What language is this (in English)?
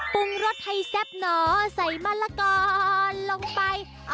Thai